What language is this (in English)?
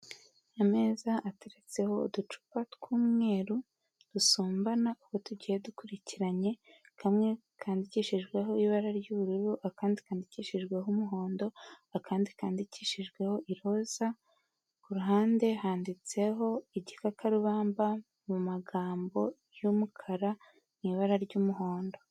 Kinyarwanda